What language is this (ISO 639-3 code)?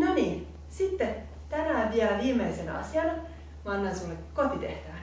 fin